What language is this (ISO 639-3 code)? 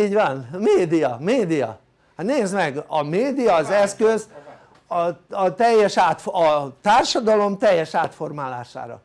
hun